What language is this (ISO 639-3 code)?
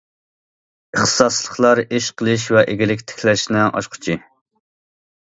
uig